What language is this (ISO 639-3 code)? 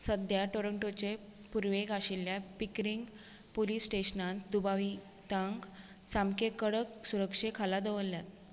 kok